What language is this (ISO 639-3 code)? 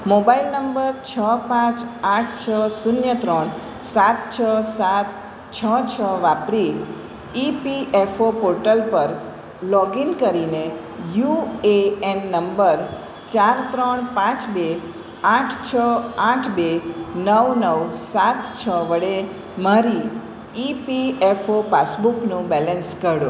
guj